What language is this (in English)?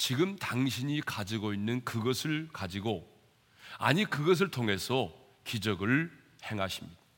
Korean